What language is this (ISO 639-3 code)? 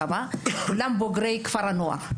heb